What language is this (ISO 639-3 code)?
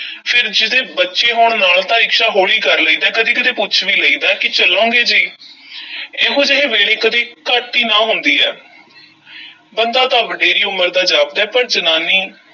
pan